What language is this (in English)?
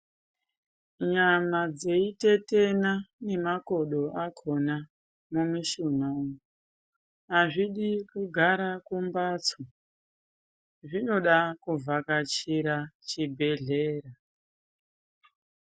Ndau